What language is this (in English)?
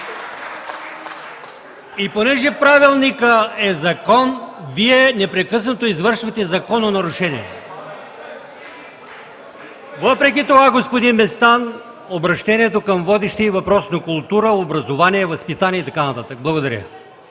Bulgarian